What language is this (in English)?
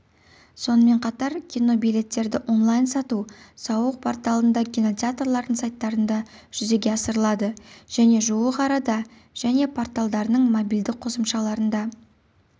Kazakh